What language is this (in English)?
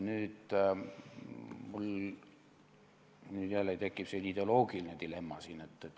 Estonian